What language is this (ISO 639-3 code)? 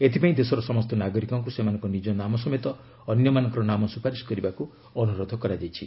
ori